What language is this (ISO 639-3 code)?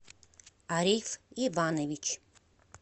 rus